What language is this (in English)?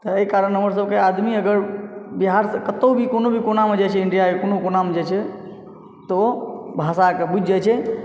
Maithili